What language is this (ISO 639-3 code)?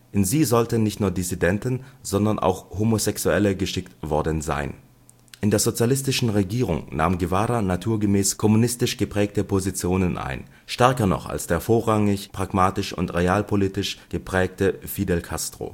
deu